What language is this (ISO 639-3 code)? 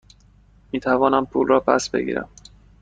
fas